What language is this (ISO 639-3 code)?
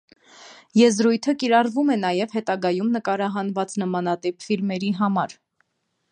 hye